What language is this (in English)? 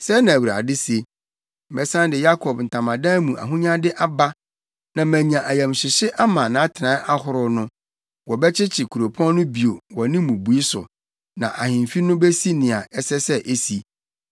Akan